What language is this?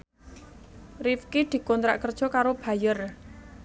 Javanese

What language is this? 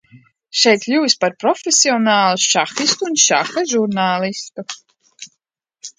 Latvian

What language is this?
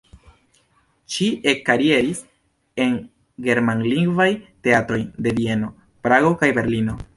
Esperanto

